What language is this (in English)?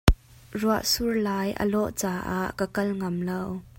Hakha Chin